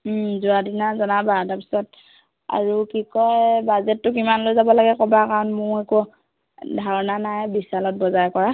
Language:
Assamese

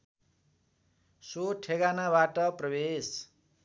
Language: Nepali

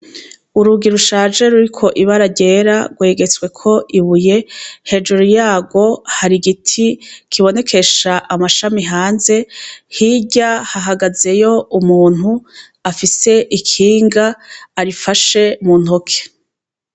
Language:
Rundi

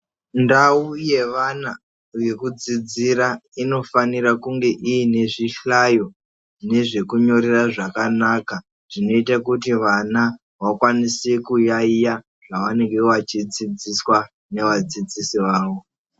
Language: Ndau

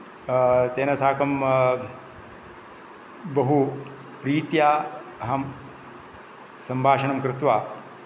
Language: Sanskrit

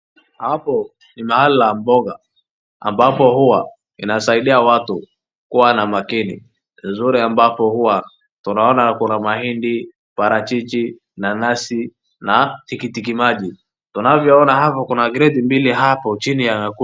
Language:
Swahili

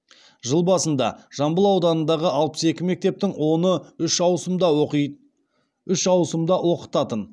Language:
Kazakh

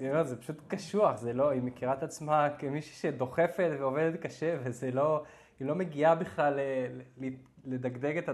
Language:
Hebrew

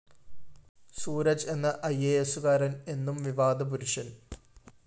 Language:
Malayalam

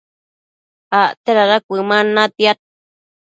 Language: Matsés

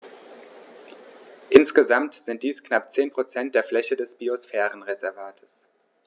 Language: German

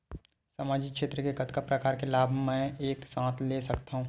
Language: Chhattisgarhi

